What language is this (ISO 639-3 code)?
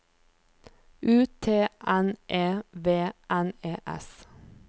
nor